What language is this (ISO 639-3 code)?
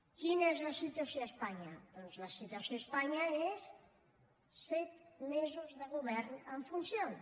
cat